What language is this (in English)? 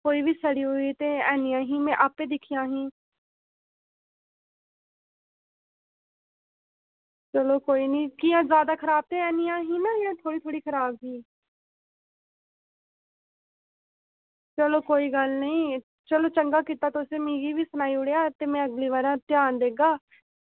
Dogri